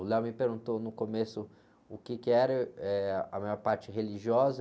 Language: Portuguese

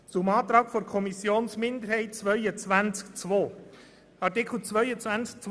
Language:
Swiss German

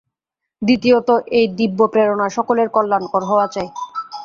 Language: Bangla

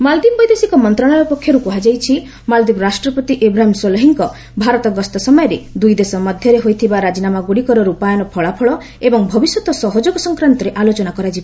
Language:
Odia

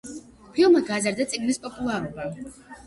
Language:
Georgian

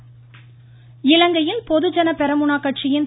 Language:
Tamil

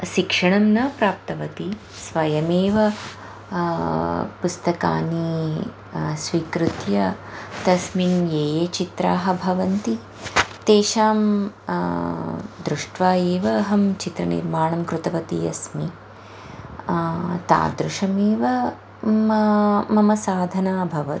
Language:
Sanskrit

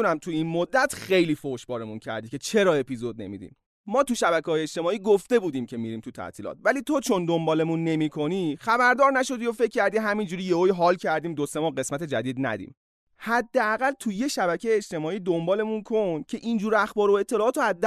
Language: Persian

